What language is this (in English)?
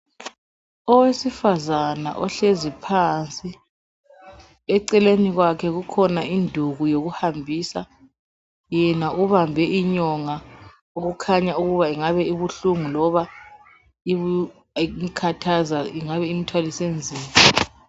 North Ndebele